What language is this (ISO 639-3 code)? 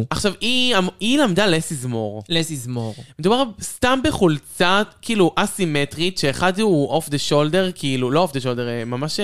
heb